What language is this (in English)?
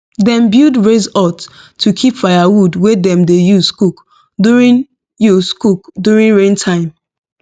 Nigerian Pidgin